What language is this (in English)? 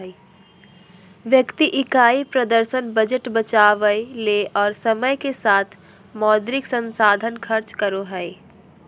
Magahi